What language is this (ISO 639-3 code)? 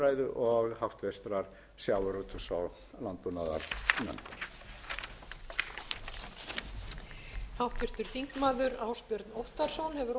isl